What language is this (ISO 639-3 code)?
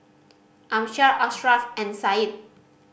eng